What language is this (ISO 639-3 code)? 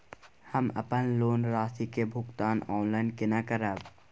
mai